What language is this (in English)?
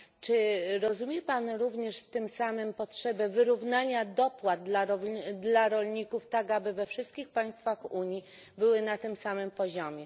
Polish